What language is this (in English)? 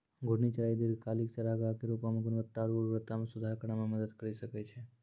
Maithili